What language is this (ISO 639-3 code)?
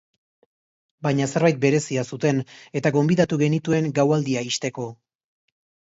eus